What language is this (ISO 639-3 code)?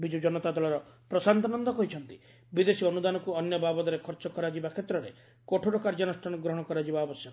ori